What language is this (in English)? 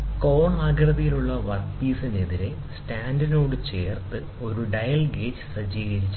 Malayalam